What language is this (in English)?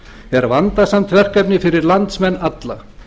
Icelandic